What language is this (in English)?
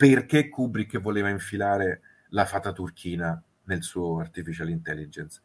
Italian